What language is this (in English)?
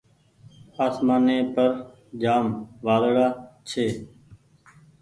Goaria